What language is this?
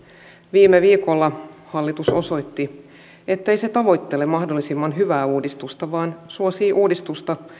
Finnish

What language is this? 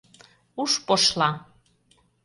Mari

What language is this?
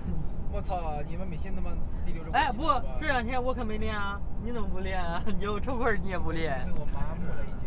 Chinese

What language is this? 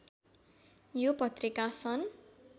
Nepali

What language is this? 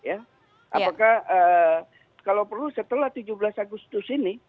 Indonesian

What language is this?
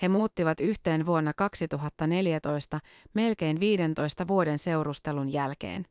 Finnish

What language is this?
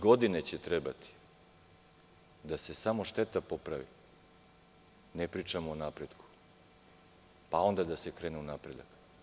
Serbian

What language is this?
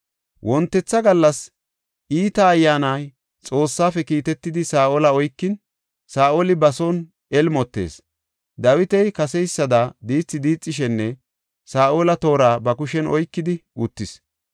Gofa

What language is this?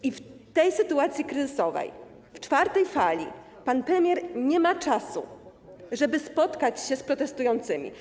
Polish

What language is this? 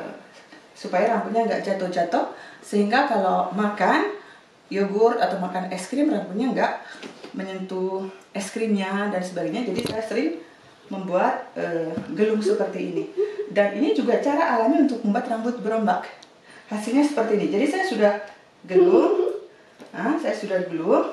Indonesian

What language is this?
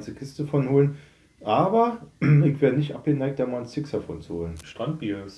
German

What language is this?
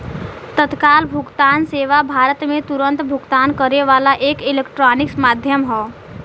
Bhojpuri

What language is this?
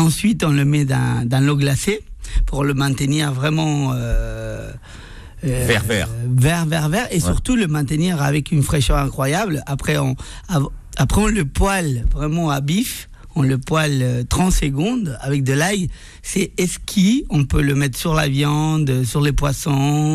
French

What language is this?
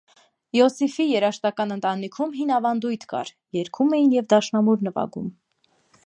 Armenian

